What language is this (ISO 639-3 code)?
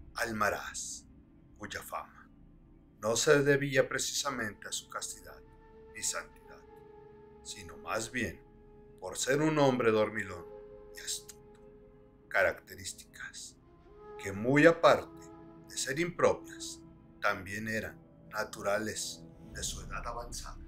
spa